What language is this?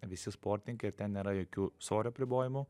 Lithuanian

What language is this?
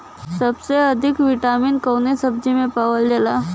Bhojpuri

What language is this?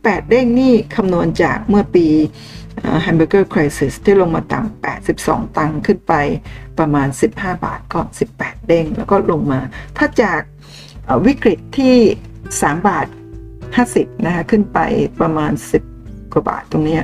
Thai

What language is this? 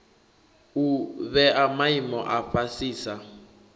Venda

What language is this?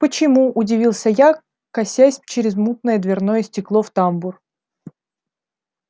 Russian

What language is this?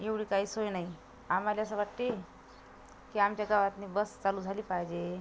Marathi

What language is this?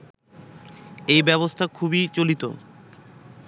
Bangla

